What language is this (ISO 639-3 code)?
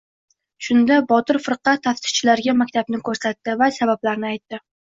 uzb